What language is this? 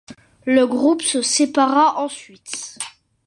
French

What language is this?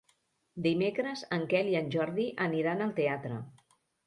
Catalan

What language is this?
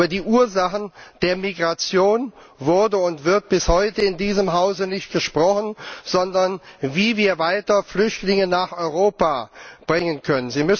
German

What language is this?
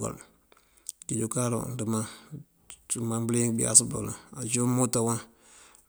Mandjak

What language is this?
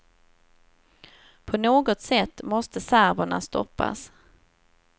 Swedish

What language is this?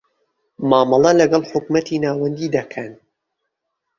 Central Kurdish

